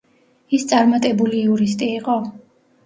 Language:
Georgian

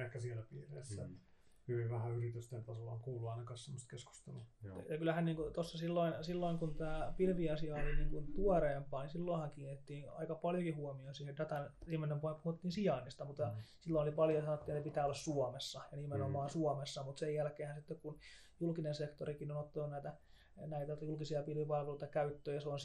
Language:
Finnish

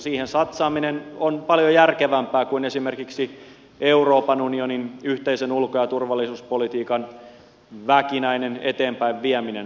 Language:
Finnish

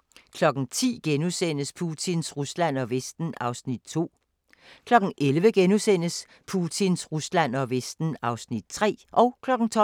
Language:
Danish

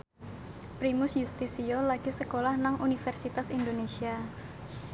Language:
Javanese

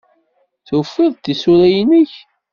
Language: Kabyle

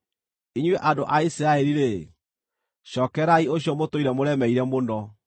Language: Kikuyu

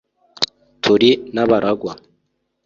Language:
Kinyarwanda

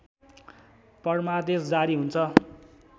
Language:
Nepali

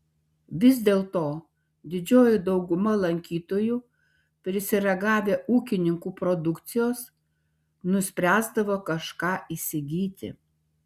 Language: Lithuanian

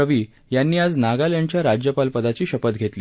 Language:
Marathi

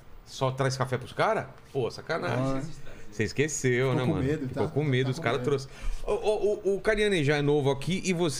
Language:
Portuguese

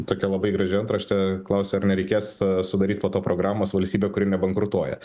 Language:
Lithuanian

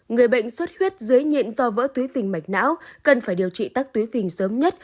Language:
Vietnamese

